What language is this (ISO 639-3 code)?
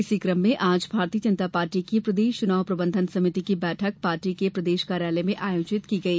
hin